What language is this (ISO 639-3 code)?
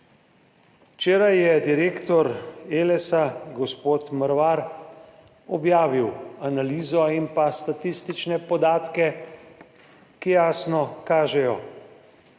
slv